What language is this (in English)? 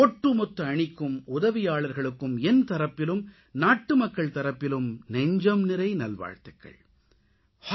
Tamil